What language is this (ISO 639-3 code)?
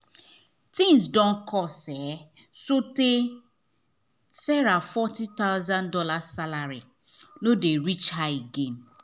pcm